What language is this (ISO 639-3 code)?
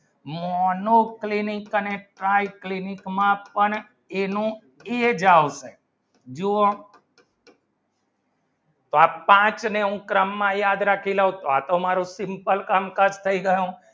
guj